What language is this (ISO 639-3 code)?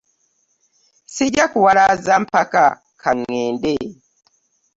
lug